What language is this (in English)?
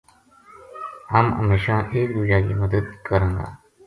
Gujari